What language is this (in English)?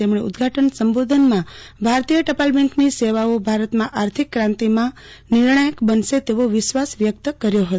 Gujarati